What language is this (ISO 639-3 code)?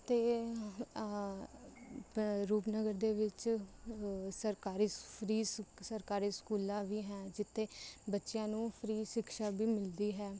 pan